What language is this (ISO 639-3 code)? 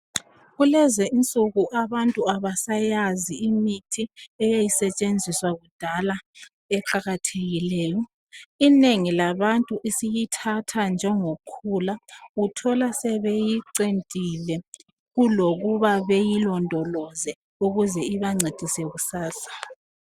nde